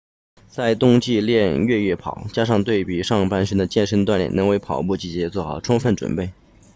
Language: Chinese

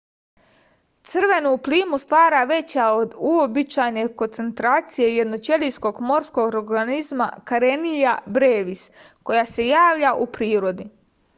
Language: Serbian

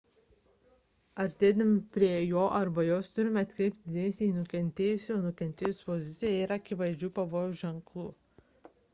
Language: Lithuanian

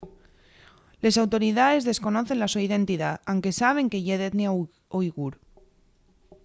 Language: Asturian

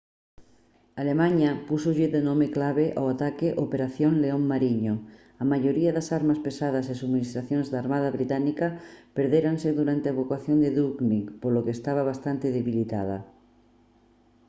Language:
Galician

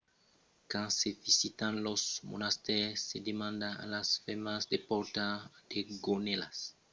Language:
Occitan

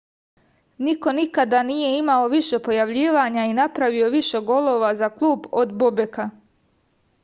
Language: Serbian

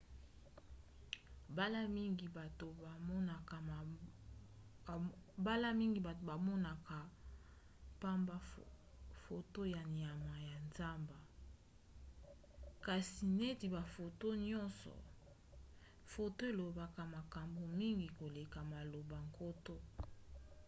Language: Lingala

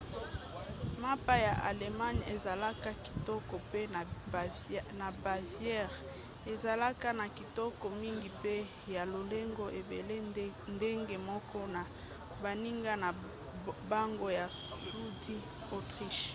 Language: Lingala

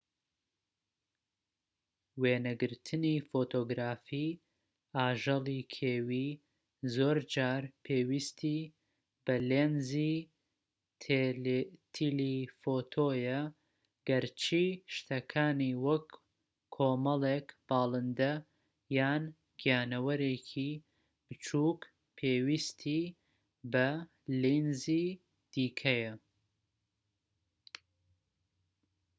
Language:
Central Kurdish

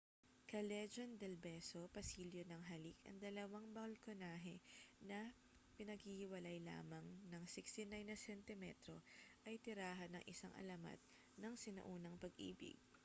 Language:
Filipino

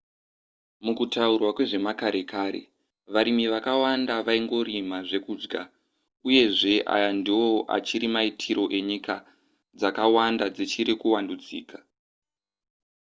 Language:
Shona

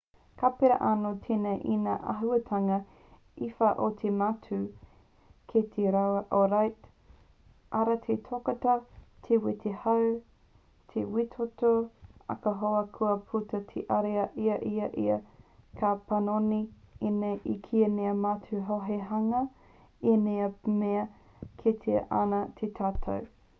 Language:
Māori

